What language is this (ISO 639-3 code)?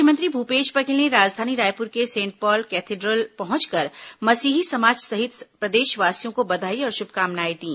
hin